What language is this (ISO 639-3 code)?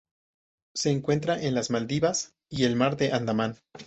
spa